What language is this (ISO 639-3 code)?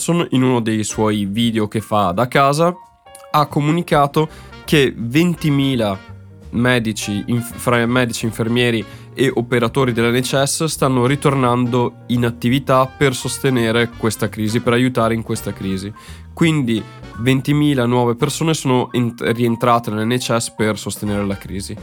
ita